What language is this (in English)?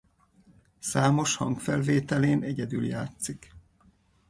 Hungarian